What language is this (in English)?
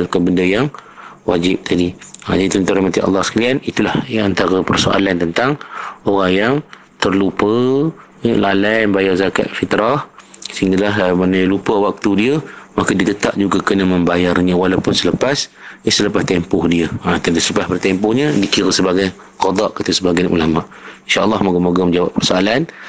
Malay